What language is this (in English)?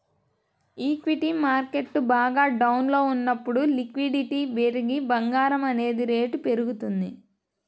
Telugu